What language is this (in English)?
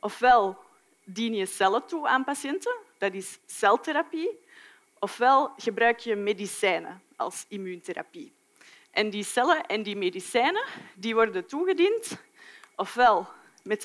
Dutch